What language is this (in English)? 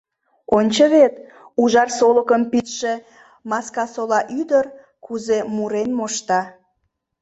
Mari